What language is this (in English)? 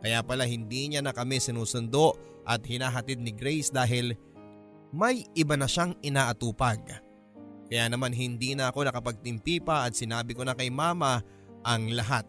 Filipino